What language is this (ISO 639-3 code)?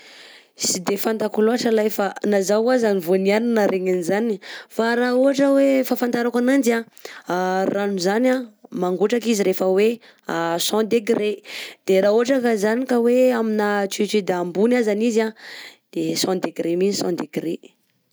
bzc